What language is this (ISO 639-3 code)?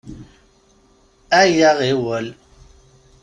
kab